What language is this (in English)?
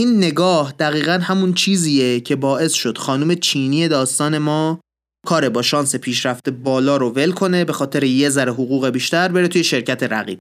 Persian